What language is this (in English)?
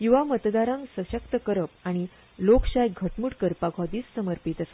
Konkani